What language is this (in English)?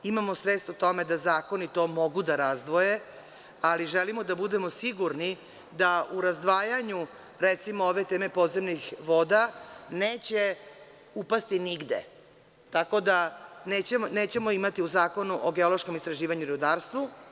Serbian